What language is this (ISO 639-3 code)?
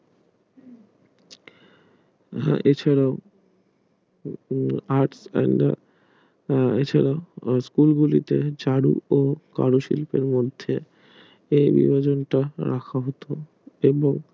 ben